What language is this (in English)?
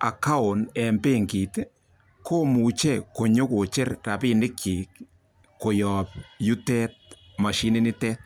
Kalenjin